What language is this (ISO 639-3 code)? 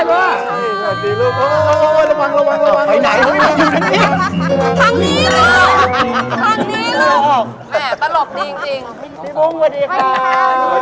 tha